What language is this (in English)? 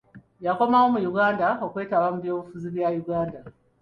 Ganda